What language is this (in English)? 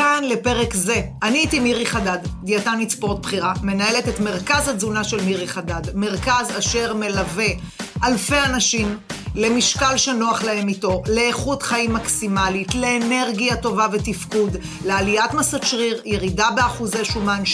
Hebrew